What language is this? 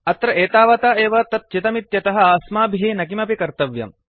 Sanskrit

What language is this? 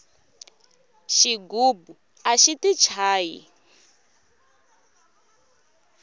Tsonga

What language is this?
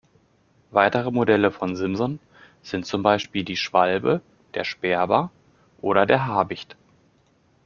German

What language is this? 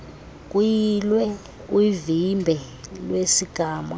Xhosa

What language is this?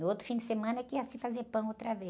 Portuguese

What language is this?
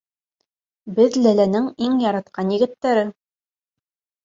Bashkir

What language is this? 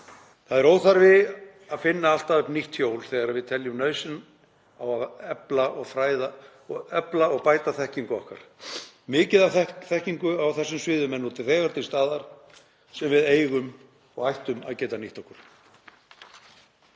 Icelandic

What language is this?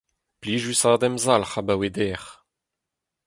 Breton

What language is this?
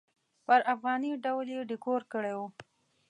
Pashto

